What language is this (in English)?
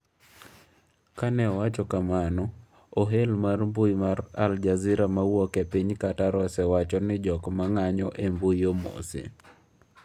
Luo (Kenya and Tanzania)